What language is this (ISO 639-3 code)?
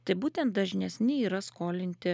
lit